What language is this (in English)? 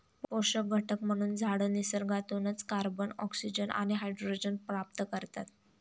Marathi